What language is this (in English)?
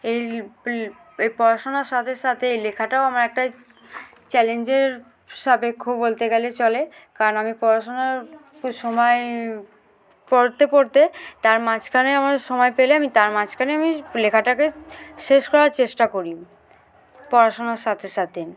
Bangla